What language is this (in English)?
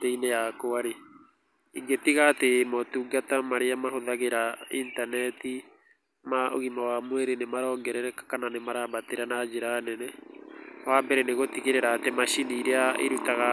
Kikuyu